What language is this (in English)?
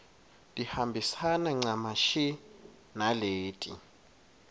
Swati